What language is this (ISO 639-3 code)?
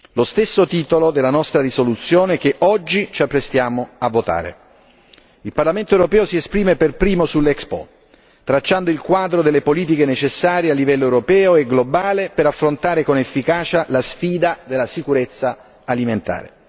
ita